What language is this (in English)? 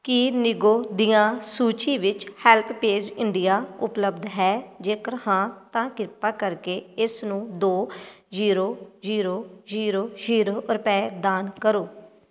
Punjabi